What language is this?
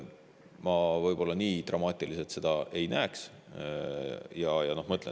Estonian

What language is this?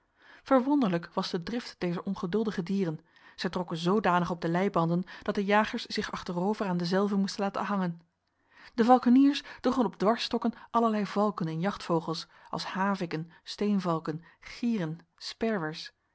Dutch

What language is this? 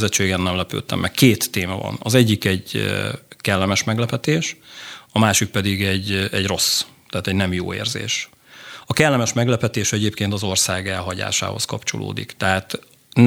Hungarian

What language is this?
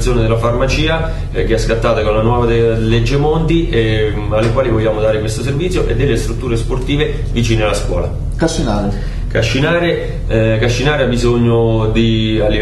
Italian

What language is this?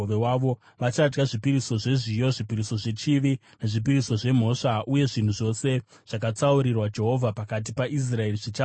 Shona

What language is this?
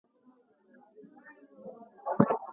Pashto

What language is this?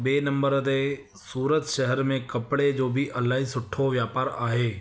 Sindhi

